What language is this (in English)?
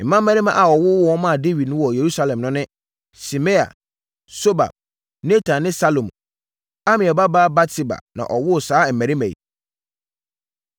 Akan